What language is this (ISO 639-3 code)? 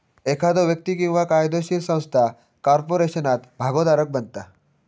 mar